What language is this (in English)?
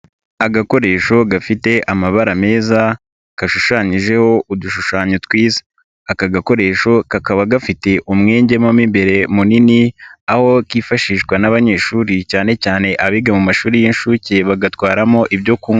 Kinyarwanda